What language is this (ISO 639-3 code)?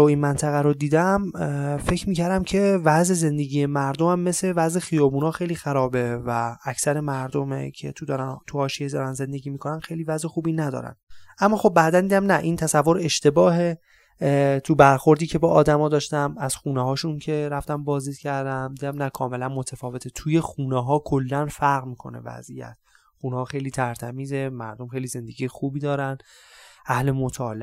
fas